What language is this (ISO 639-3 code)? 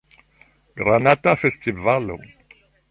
epo